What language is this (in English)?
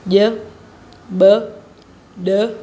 Sindhi